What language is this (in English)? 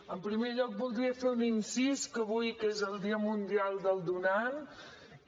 Catalan